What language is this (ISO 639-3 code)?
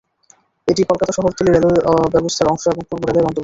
ben